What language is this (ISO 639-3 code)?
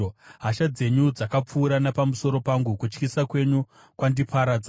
sna